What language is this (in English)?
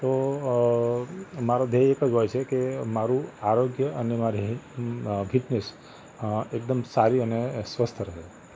Gujarati